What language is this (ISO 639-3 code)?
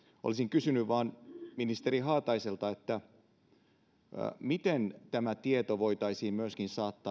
fin